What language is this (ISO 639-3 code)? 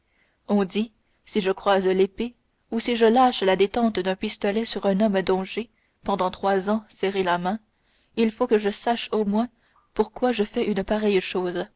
fra